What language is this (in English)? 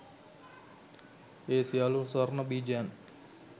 Sinhala